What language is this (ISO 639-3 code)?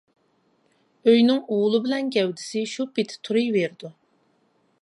uig